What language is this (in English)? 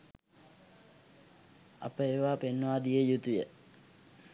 Sinhala